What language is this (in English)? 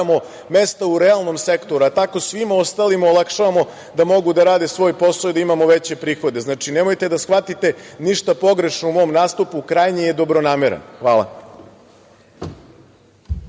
Serbian